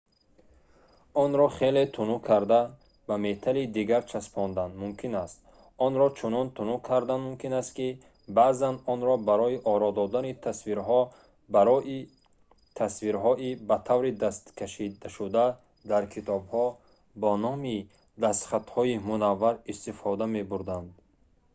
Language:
Tajik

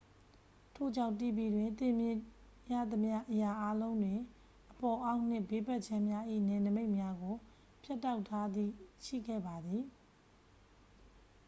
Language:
Burmese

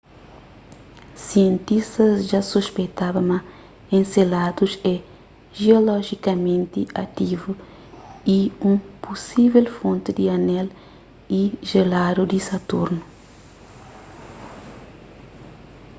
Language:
Kabuverdianu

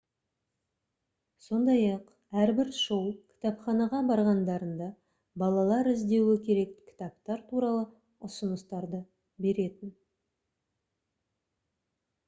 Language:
Kazakh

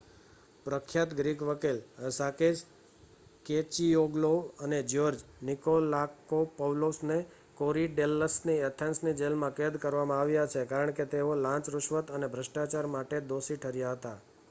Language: Gujarati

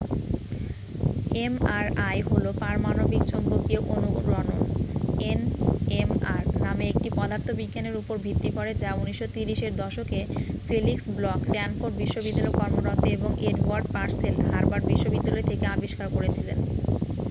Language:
Bangla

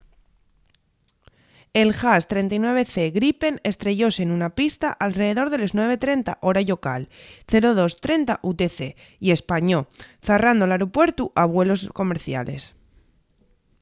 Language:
Asturian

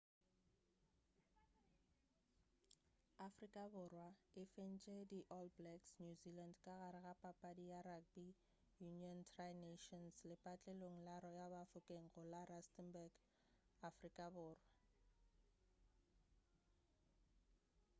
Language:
Northern Sotho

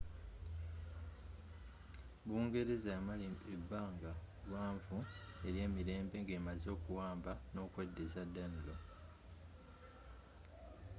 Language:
Ganda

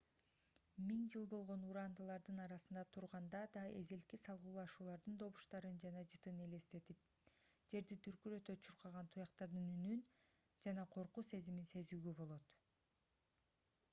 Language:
Kyrgyz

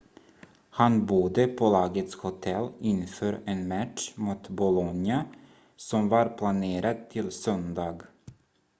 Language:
Swedish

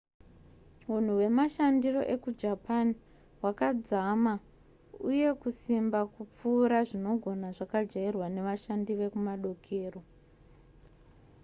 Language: Shona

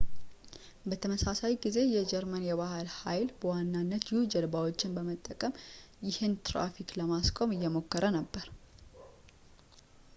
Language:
Amharic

